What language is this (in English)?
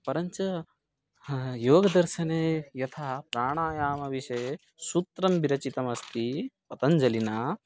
Sanskrit